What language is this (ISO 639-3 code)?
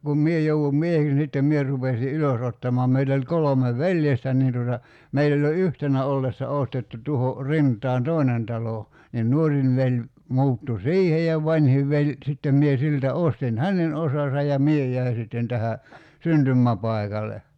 fin